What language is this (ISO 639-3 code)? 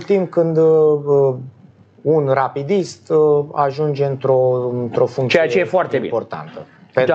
ron